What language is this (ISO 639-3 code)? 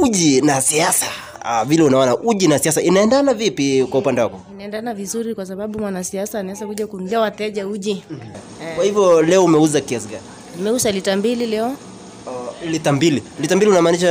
swa